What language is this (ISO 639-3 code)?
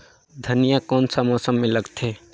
hne